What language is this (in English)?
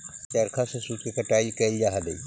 Magahi